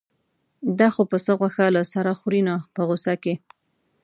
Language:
Pashto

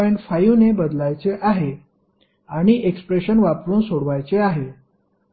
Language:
Marathi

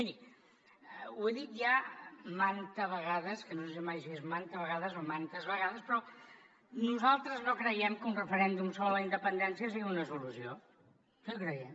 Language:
Catalan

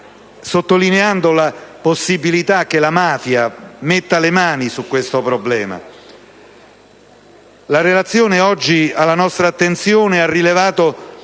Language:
Italian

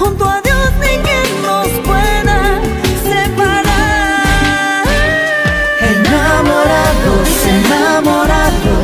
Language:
Romanian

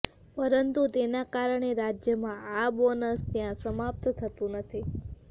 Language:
Gujarati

